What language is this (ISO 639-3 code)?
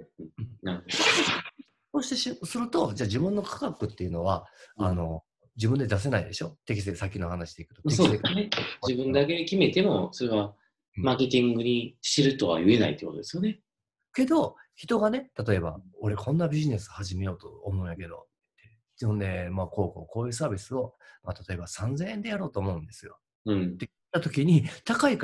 jpn